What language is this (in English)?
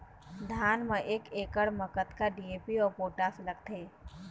Chhattisgarhi